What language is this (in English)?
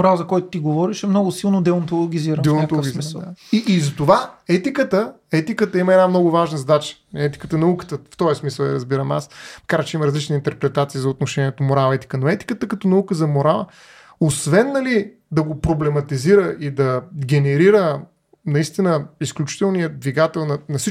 Bulgarian